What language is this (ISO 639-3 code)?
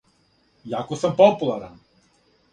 srp